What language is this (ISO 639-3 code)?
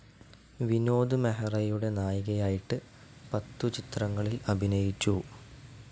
mal